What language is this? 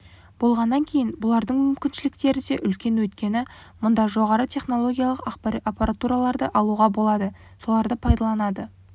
Kazakh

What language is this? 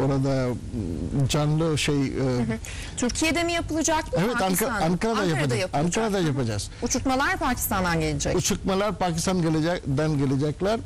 Turkish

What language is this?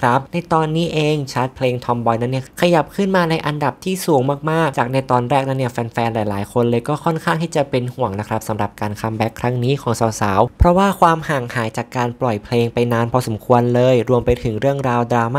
Thai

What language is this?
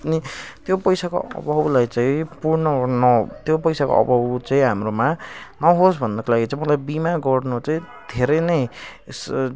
Nepali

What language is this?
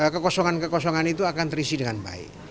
Indonesian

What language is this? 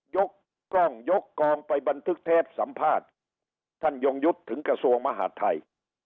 Thai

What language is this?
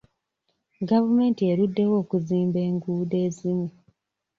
Ganda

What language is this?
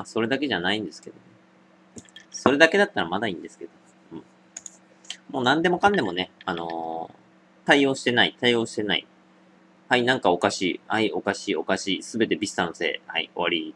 Japanese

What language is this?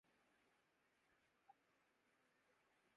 Urdu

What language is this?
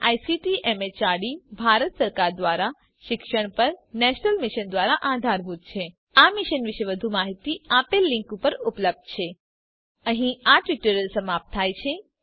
Gujarati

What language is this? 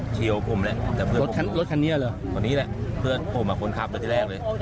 Thai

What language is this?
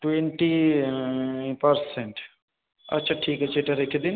Bangla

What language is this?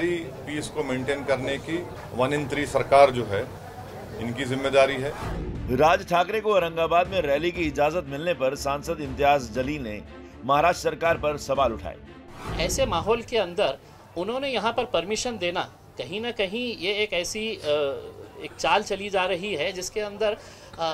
Hindi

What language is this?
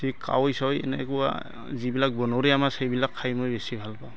Assamese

